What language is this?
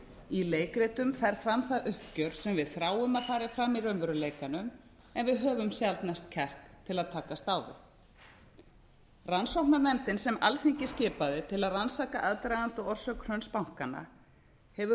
Icelandic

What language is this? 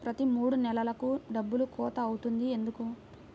Telugu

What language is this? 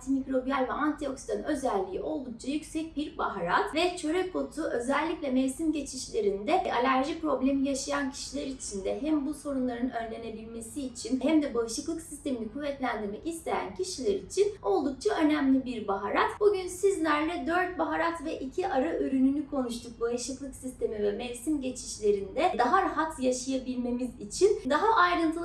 Turkish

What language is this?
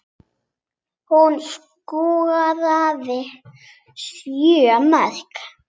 Icelandic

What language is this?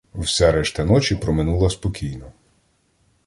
Ukrainian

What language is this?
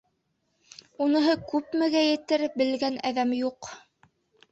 Bashkir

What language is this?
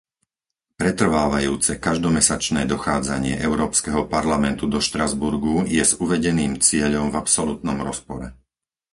Slovak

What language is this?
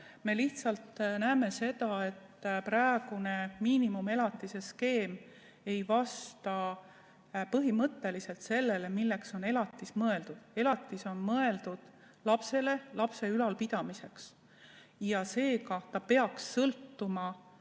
Estonian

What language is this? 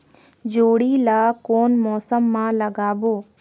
Chhattisgarhi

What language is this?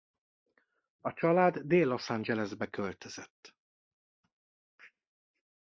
Hungarian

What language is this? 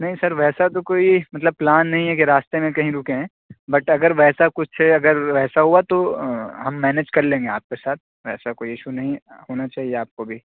Urdu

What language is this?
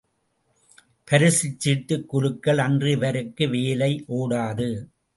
Tamil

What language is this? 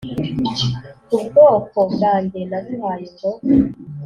Kinyarwanda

